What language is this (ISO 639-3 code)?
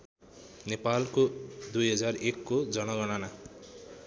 nep